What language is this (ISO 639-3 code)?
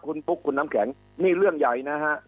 tha